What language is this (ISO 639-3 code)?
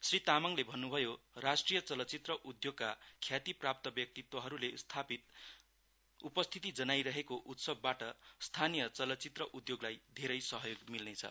nep